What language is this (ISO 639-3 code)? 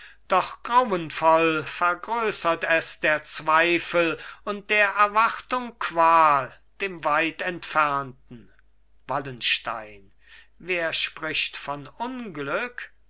deu